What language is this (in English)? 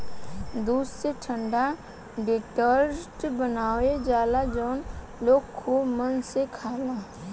Bhojpuri